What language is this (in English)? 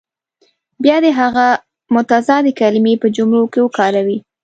Pashto